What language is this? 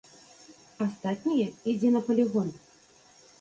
Belarusian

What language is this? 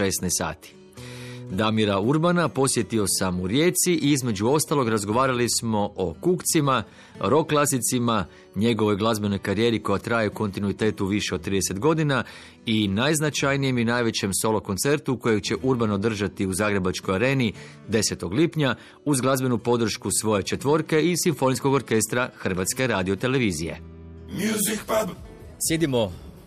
Croatian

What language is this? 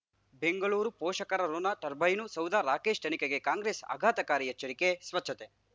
Kannada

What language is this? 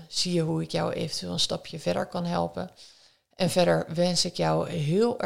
Dutch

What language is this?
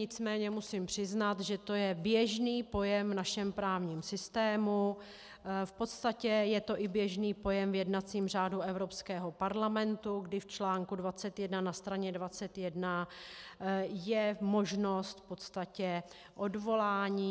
Czech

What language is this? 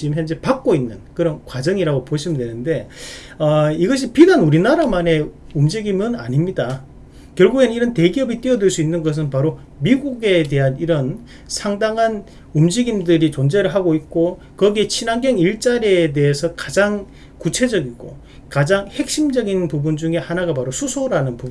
Korean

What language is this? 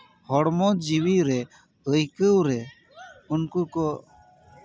Santali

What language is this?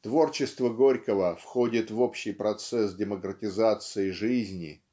Russian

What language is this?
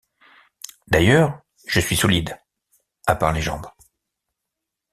French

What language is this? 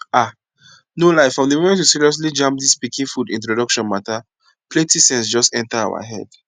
Nigerian Pidgin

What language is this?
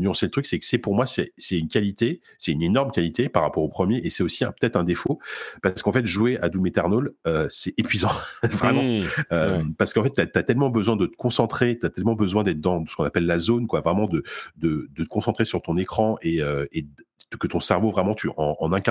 French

